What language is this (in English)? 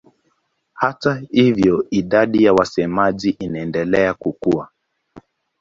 Swahili